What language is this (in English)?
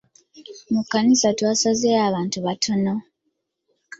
Ganda